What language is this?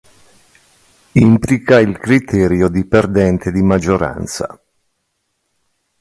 Italian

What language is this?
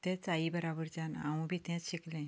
Konkani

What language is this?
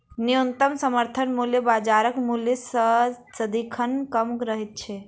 Maithili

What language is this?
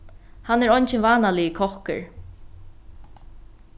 Faroese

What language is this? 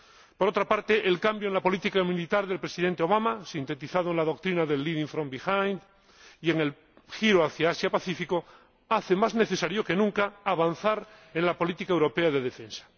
Spanish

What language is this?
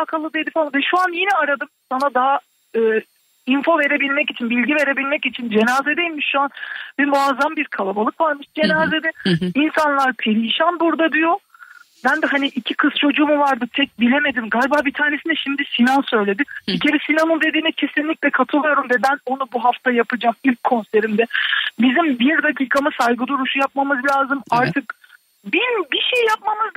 Turkish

